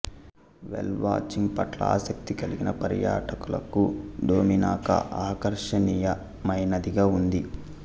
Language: Telugu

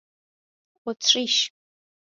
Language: Persian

